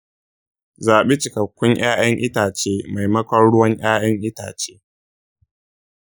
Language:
Hausa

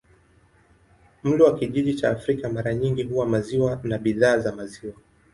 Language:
Swahili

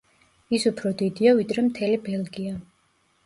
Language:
Georgian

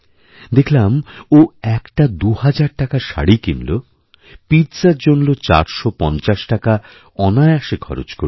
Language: Bangla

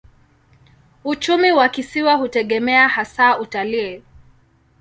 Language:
Swahili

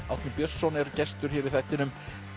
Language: Icelandic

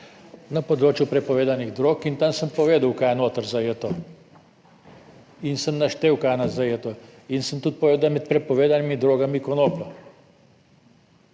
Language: Slovenian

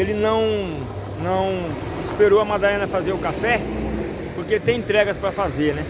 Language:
Portuguese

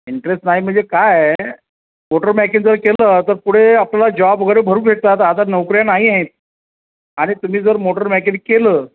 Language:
Marathi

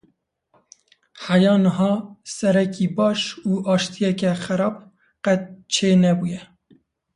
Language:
Kurdish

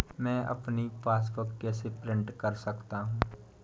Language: Hindi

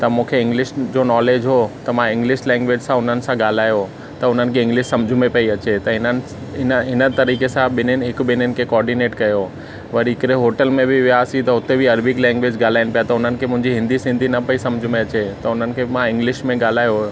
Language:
Sindhi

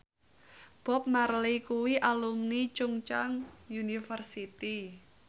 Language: Javanese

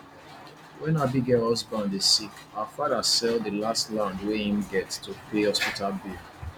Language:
Nigerian Pidgin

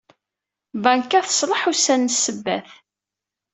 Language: Kabyle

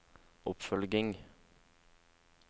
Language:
Norwegian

